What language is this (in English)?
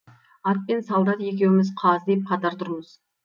Kazakh